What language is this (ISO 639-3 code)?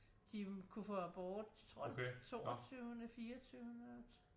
dan